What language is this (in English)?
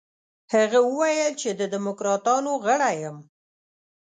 Pashto